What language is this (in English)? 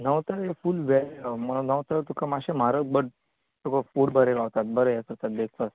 Konkani